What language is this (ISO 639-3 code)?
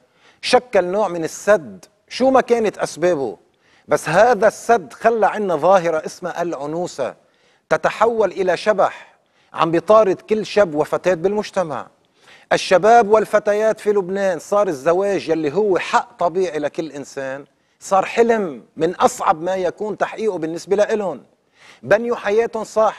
ara